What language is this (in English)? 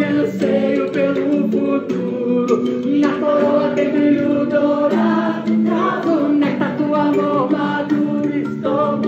Romanian